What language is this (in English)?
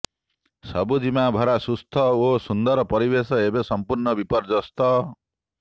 Odia